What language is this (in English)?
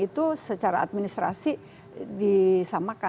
Indonesian